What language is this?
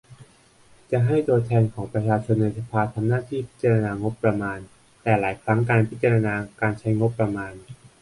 Thai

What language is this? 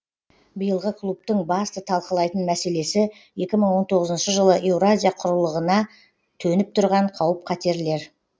Kazakh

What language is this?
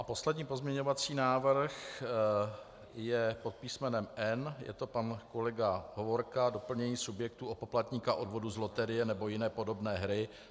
Czech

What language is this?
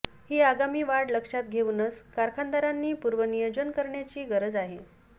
Marathi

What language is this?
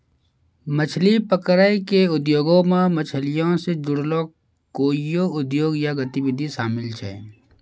Maithili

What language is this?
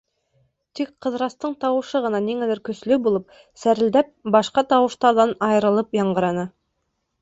Bashkir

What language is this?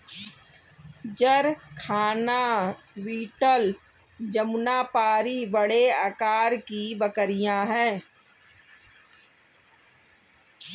Hindi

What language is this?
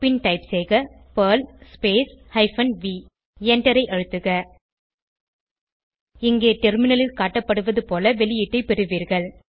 Tamil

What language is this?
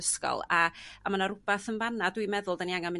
Welsh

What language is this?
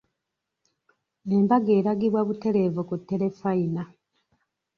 Ganda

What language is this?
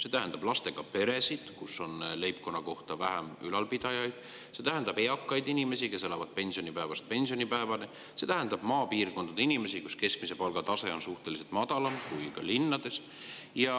Estonian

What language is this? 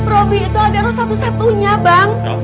Indonesian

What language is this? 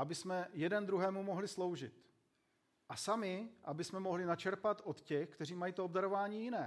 Czech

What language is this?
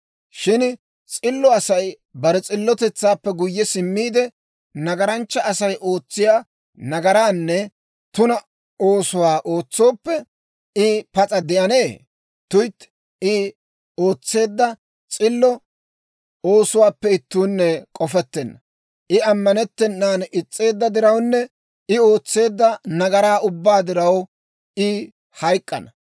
Dawro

